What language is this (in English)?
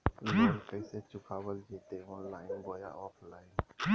Magahi